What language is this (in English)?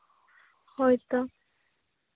Santali